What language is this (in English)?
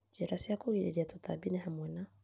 Kikuyu